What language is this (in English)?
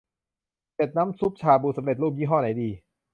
Thai